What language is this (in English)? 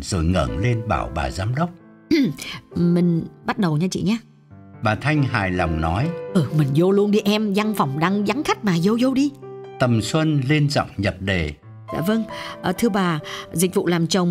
Vietnamese